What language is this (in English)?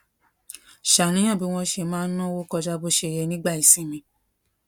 Yoruba